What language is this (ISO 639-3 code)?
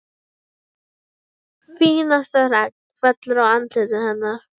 isl